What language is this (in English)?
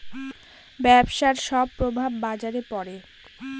Bangla